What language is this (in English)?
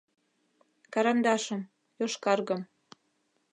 Mari